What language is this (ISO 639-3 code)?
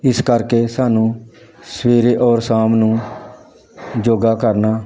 pan